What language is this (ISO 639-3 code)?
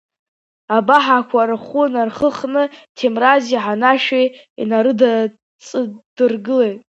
abk